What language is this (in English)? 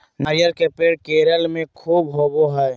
Magahi